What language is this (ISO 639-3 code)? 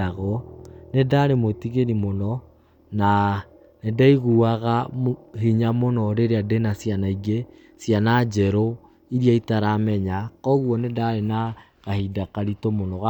kik